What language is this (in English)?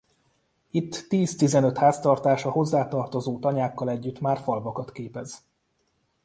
Hungarian